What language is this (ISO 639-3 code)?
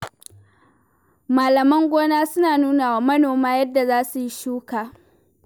hau